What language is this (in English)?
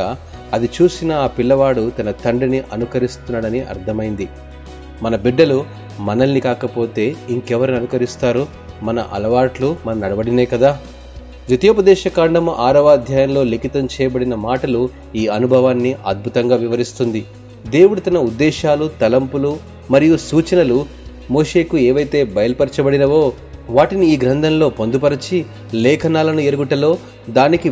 Telugu